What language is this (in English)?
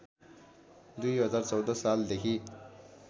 Nepali